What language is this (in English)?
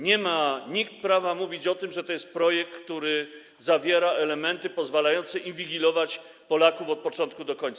Polish